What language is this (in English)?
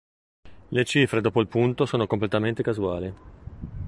Italian